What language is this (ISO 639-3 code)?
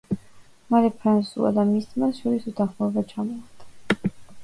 kat